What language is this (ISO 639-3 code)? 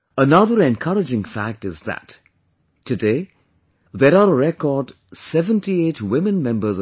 eng